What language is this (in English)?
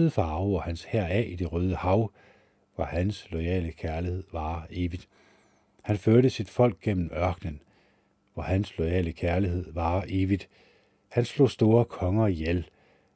Danish